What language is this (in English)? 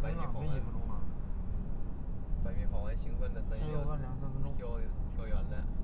Chinese